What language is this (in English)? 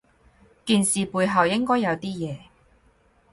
Cantonese